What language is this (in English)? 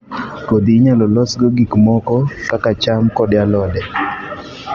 Luo (Kenya and Tanzania)